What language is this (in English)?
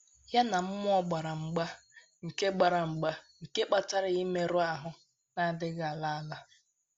Igbo